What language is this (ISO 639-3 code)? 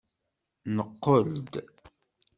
kab